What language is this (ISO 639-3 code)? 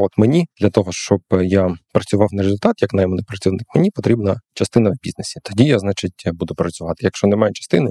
ukr